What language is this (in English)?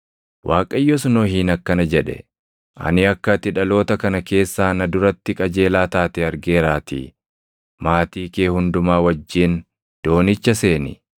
Oromo